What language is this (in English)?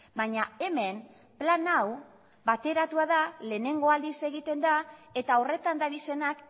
Basque